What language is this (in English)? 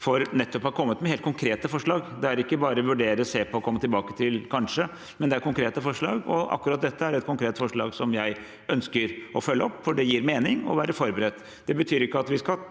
Norwegian